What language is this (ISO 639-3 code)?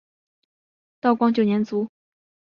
zho